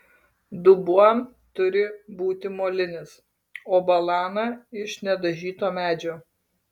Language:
Lithuanian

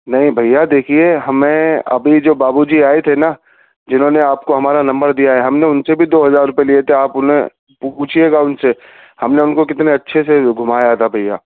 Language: Urdu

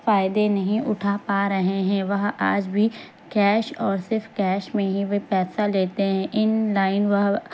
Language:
Urdu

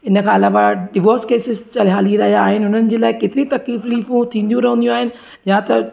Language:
Sindhi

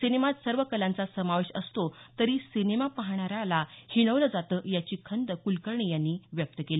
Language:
Marathi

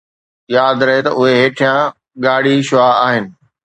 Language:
Sindhi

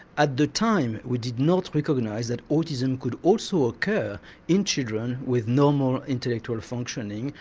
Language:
English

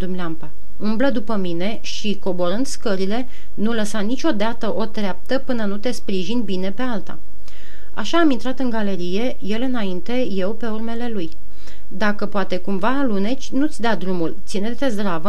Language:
Romanian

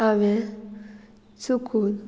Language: Konkani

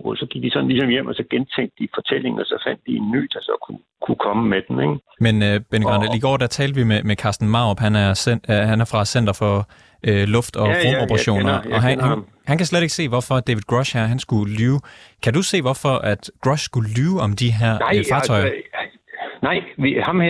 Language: Danish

